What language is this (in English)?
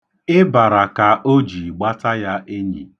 Igbo